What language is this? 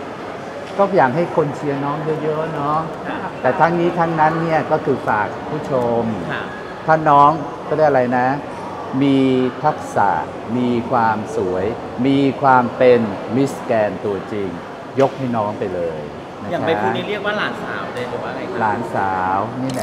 Thai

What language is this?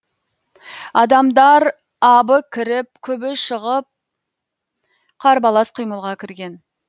Kazakh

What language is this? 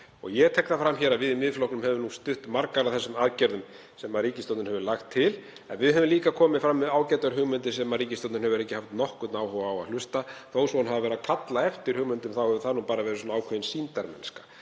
Icelandic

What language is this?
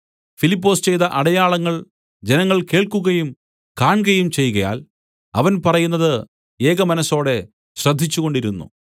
Malayalam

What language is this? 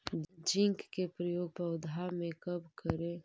Magahi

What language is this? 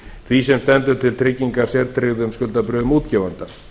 Icelandic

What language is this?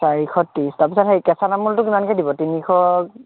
Assamese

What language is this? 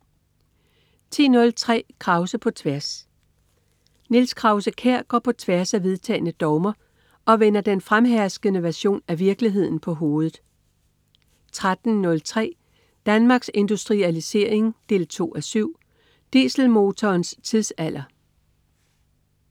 Danish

